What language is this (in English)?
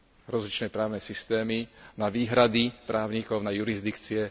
Slovak